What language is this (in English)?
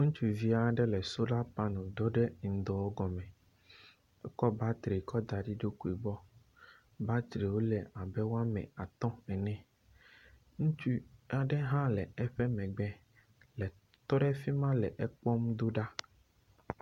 Ewe